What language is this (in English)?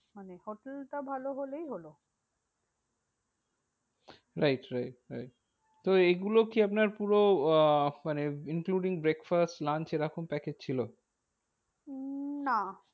Bangla